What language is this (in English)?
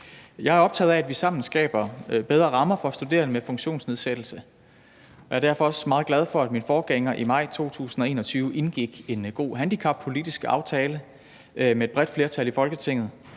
Danish